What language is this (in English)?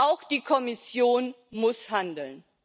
German